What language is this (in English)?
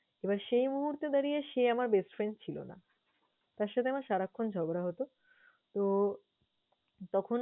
Bangla